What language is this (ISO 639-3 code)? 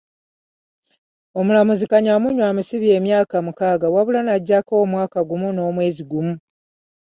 lug